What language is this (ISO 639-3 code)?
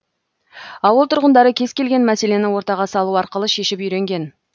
kaz